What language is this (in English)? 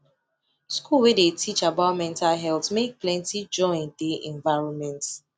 Nigerian Pidgin